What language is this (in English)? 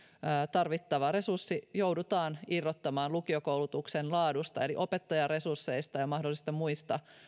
Finnish